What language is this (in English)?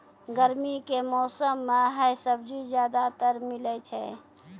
Maithili